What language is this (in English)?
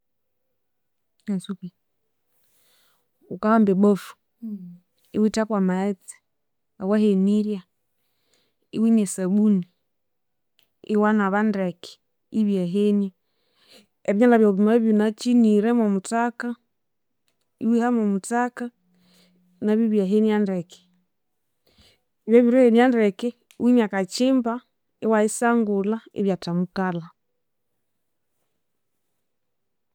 Konzo